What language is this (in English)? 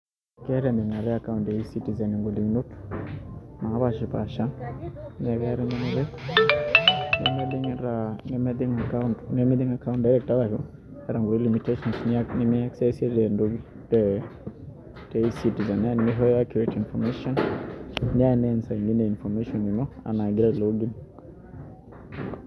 Masai